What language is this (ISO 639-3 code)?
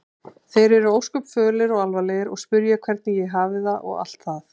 isl